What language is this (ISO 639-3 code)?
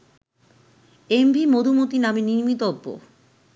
ben